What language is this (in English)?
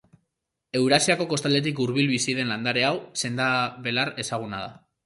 Basque